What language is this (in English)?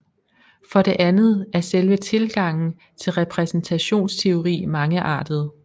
Danish